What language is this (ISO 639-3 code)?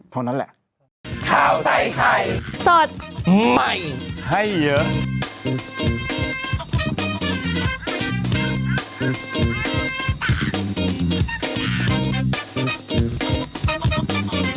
tha